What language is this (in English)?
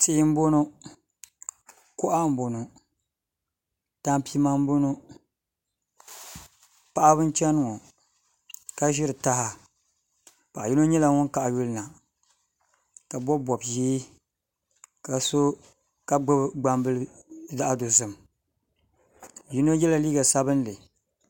Dagbani